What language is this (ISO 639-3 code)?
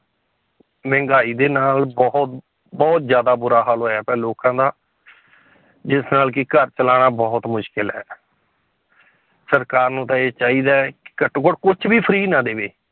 pan